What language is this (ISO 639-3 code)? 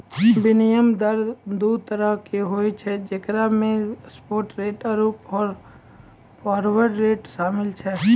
mai